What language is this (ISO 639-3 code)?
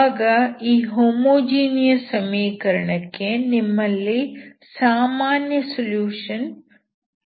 kan